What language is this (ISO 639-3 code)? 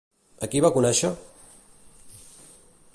cat